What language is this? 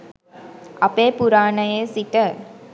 Sinhala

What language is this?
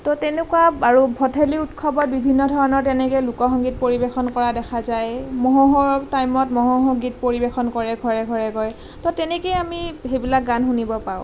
Assamese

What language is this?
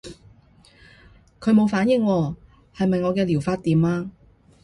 Cantonese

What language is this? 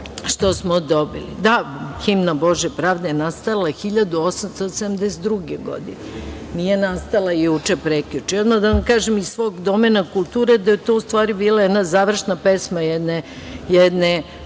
Serbian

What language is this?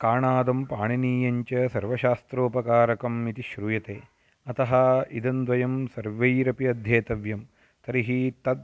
Sanskrit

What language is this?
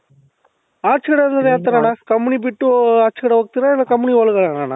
Kannada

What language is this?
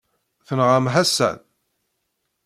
Kabyle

